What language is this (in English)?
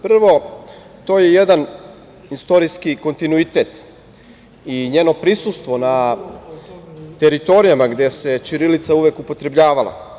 Serbian